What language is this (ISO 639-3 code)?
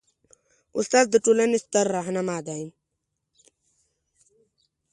pus